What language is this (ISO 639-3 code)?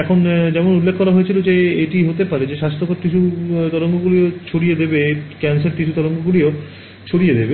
ben